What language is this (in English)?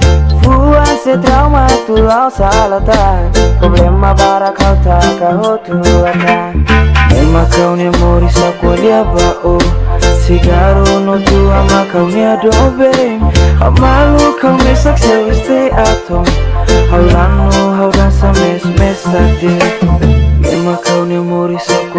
Indonesian